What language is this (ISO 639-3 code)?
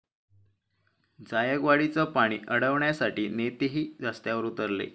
mar